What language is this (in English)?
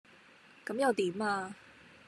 Cantonese